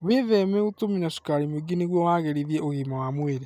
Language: Kikuyu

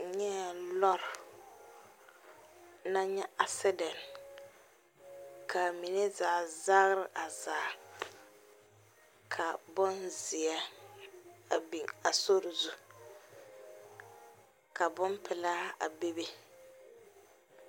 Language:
Southern Dagaare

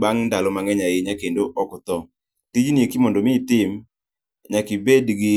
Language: Luo (Kenya and Tanzania)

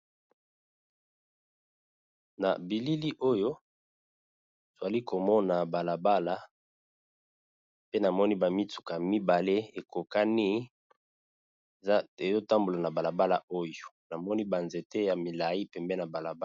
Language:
Lingala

